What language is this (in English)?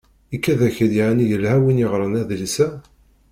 Kabyle